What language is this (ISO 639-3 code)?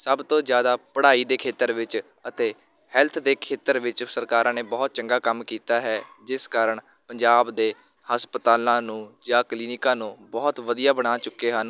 pan